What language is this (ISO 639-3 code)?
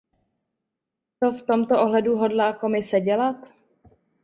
ces